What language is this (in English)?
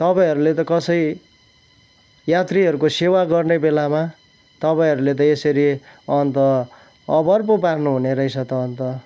Nepali